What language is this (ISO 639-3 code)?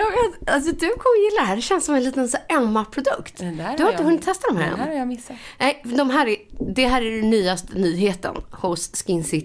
swe